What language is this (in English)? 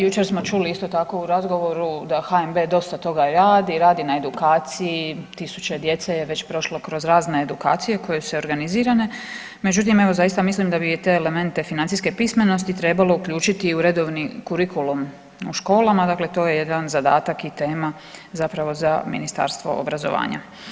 Croatian